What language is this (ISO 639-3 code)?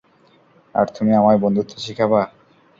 ben